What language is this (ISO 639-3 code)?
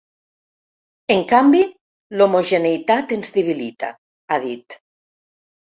cat